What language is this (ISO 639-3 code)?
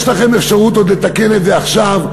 heb